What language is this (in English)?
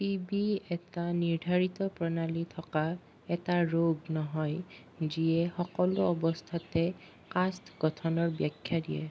Assamese